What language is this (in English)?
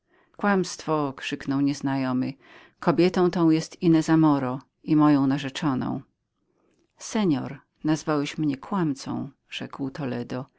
Polish